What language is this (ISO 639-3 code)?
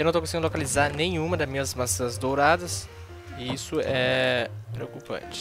por